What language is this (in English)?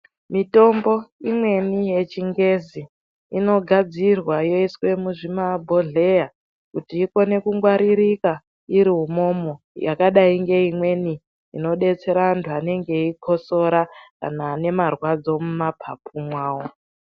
Ndau